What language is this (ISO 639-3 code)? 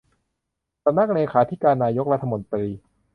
tha